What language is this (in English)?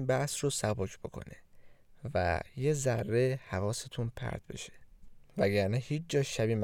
Persian